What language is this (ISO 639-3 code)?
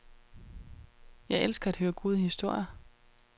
dan